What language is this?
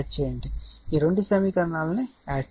Telugu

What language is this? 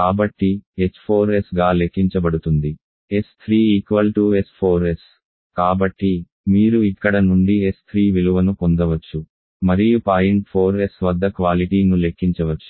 Telugu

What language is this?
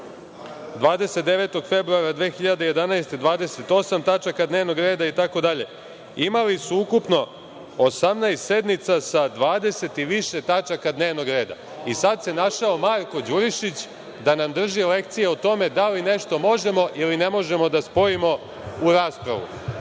Serbian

